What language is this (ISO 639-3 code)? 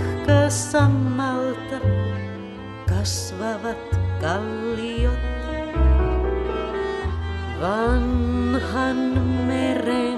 ind